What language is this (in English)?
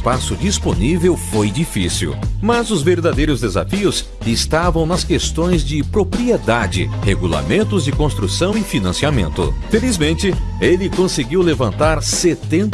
Portuguese